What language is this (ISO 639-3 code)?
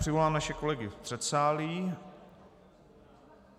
ces